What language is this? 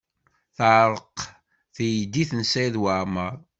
Kabyle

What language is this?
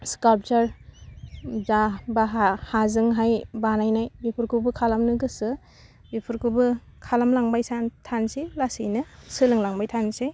Bodo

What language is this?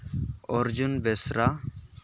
Santali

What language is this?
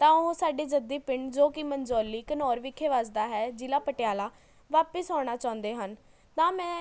Punjabi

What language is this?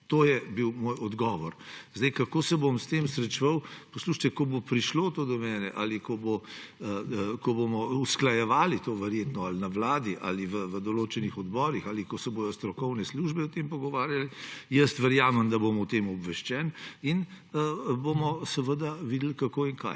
Slovenian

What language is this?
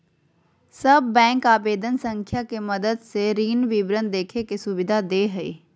Magahi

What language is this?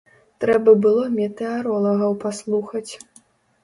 Belarusian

